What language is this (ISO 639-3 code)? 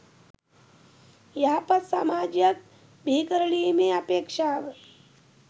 sin